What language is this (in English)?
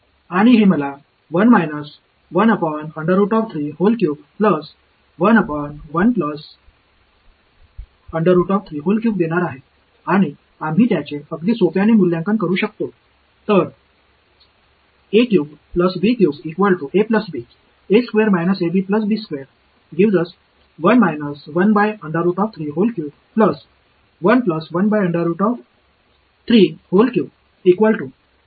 Marathi